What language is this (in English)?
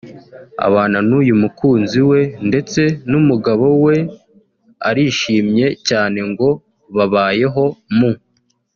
Kinyarwanda